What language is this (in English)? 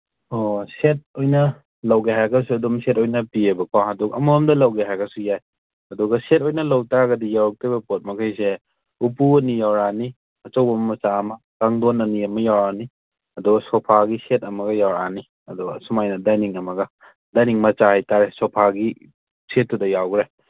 Manipuri